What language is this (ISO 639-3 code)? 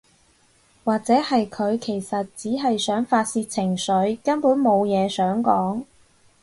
yue